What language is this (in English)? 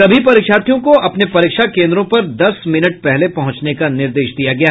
Hindi